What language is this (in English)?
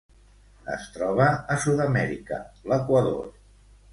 Catalan